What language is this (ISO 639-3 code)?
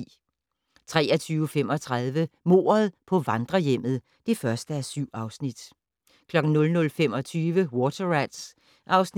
dan